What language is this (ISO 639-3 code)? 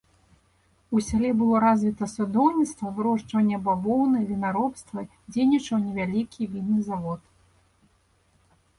bel